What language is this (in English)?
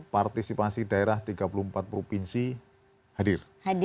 Indonesian